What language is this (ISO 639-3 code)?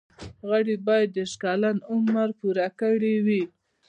pus